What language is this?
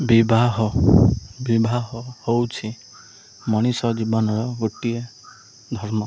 Odia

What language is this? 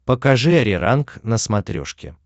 Russian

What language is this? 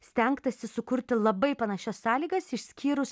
Lithuanian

